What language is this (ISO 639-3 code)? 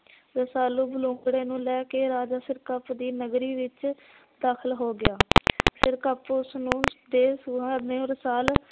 pan